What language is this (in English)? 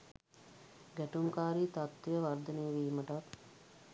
Sinhala